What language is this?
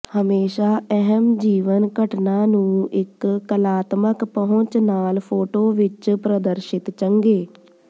Punjabi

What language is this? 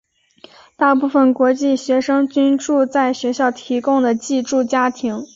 Chinese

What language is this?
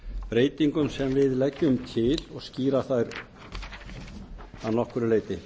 Icelandic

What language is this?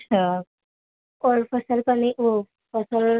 Urdu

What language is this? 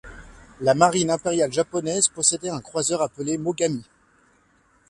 French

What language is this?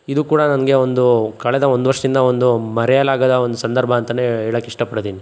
Kannada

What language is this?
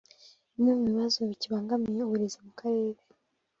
Kinyarwanda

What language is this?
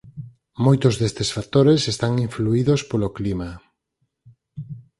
Galician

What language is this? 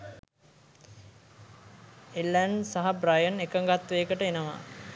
Sinhala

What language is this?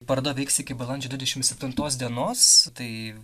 Lithuanian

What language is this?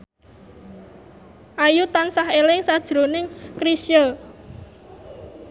Javanese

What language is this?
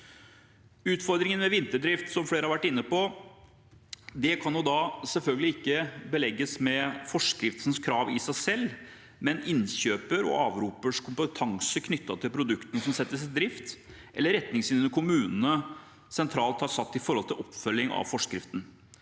Norwegian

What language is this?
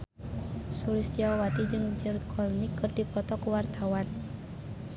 Sundanese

